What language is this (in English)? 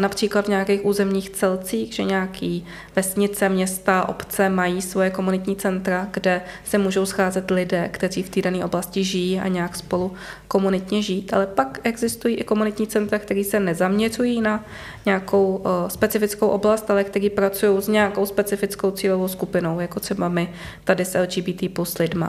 Czech